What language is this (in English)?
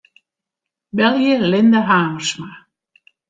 Western Frisian